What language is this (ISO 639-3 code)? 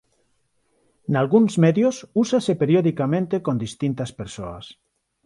glg